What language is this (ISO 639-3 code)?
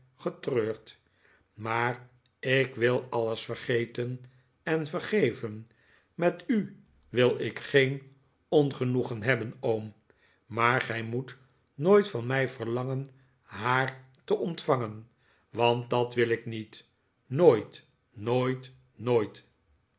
nld